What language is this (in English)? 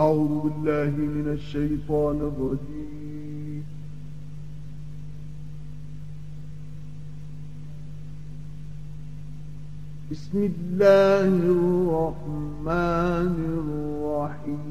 Arabic